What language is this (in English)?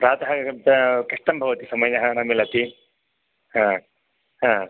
Sanskrit